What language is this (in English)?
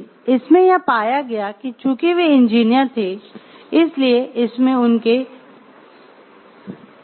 Hindi